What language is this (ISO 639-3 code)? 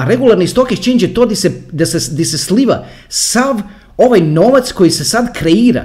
hrv